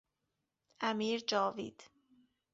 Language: Persian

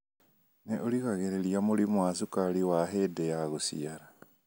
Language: Kikuyu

